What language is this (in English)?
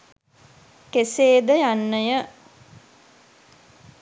Sinhala